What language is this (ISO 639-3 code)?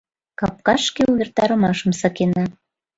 chm